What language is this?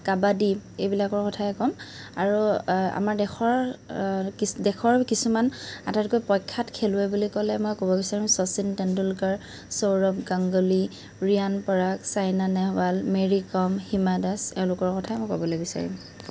Assamese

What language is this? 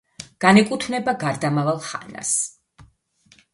Georgian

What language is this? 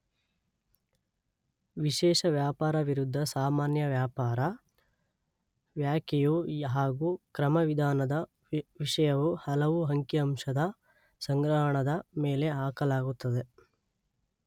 Kannada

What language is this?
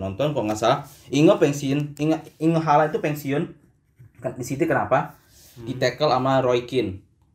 Indonesian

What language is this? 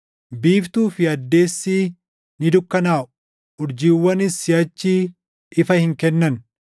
Oromo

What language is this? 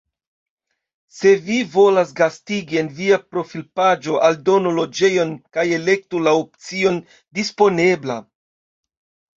Esperanto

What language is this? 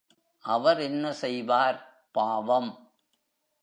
Tamil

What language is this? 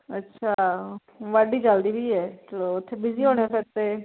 Punjabi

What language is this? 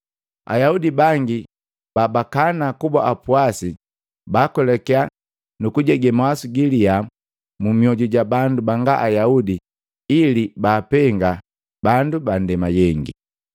Matengo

